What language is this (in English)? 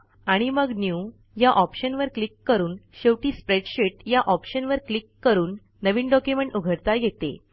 Marathi